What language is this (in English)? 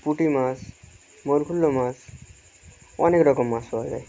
Bangla